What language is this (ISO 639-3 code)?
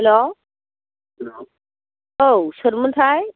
brx